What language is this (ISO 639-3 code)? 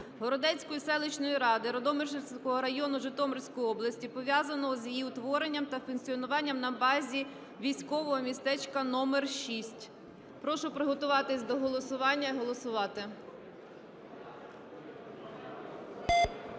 ukr